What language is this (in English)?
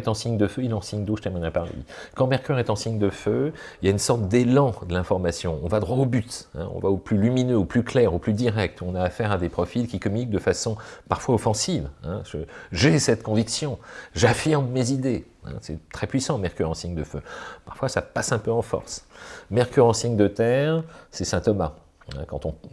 French